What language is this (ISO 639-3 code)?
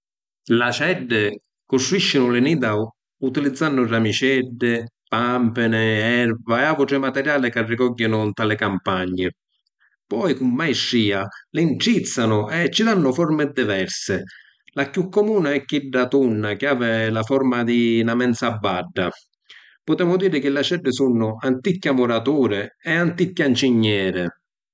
scn